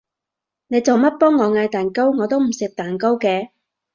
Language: Cantonese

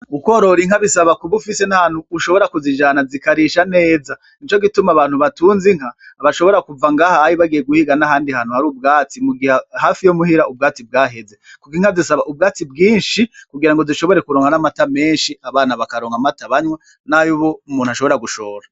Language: Rundi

